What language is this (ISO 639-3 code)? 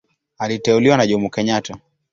swa